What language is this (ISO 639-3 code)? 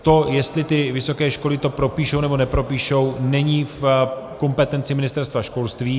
ces